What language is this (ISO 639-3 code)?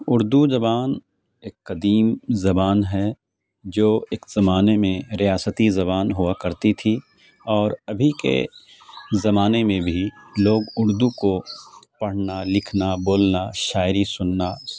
urd